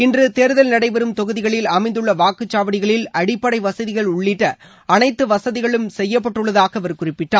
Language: Tamil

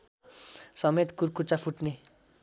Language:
Nepali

